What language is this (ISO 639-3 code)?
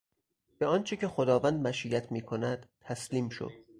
fas